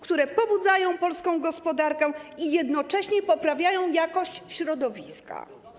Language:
Polish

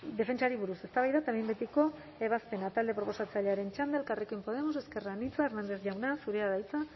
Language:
Basque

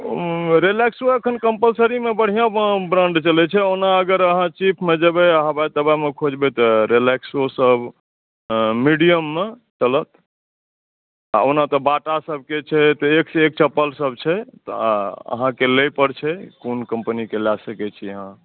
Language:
Maithili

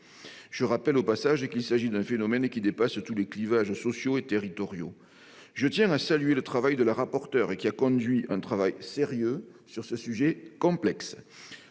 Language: French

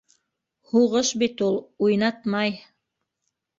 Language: Bashkir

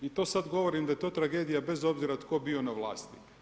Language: Croatian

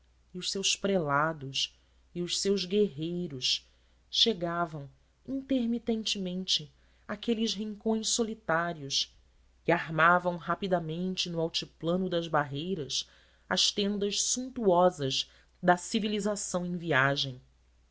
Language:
Portuguese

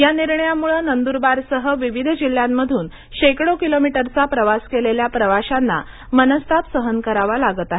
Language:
Marathi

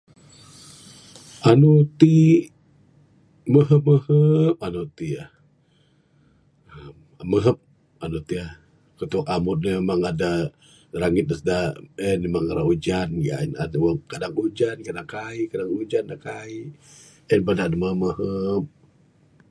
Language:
Bukar-Sadung Bidayuh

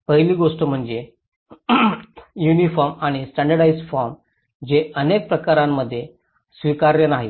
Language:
Marathi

